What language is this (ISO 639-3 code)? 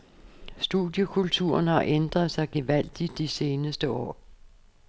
dan